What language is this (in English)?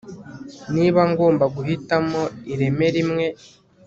Kinyarwanda